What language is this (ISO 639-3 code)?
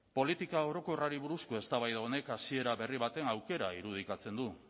eus